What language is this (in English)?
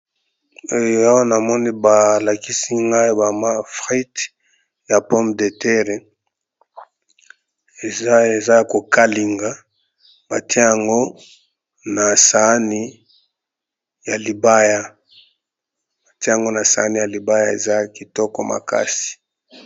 Lingala